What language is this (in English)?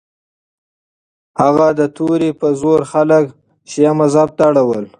Pashto